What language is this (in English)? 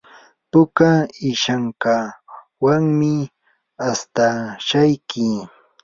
Yanahuanca Pasco Quechua